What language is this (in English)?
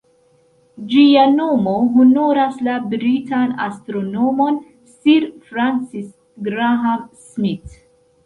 Esperanto